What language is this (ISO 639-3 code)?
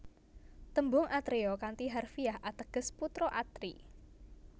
jav